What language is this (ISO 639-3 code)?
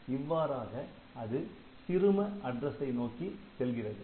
tam